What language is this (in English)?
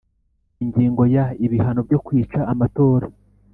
Kinyarwanda